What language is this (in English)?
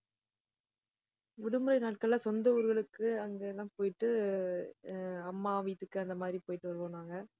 Tamil